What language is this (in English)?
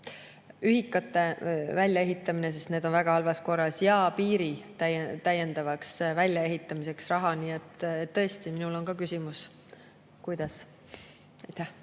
Estonian